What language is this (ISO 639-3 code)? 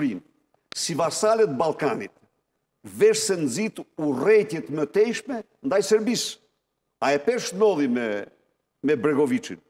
ron